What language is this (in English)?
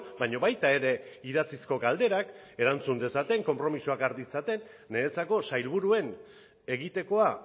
Basque